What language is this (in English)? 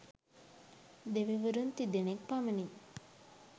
Sinhala